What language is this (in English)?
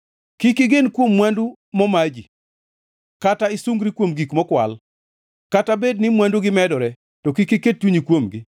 Luo (Kenya and Tanzania)